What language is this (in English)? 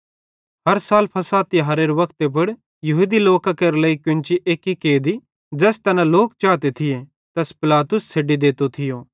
Bhadrawahi